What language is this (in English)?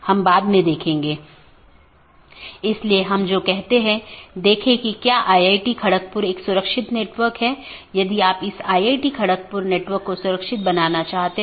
Hindi